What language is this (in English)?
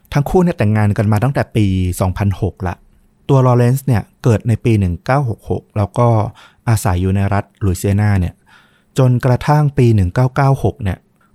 Thai